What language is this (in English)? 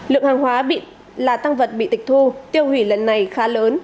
Vietnamese